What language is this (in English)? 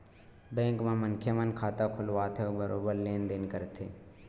Chhattisgarhi